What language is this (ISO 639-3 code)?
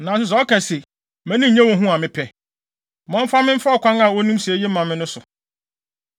aka